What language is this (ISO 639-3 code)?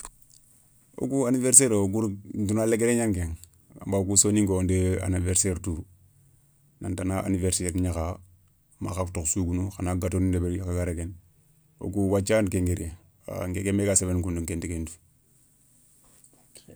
snk